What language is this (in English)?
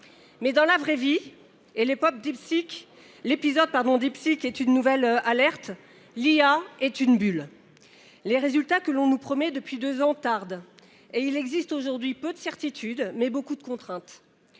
French